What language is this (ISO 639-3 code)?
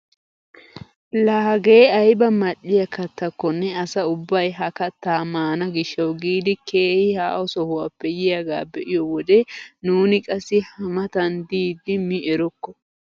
wal